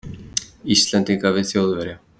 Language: Icelandic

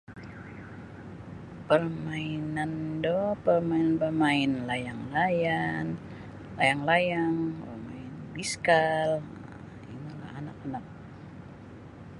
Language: Sabah Bisaya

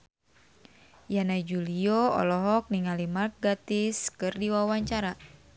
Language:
Sundanese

